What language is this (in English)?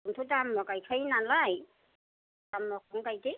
Bodo